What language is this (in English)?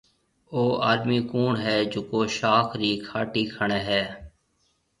Marwari (Pakistan)